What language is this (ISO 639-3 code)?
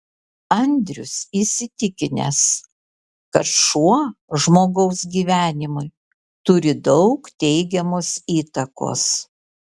lit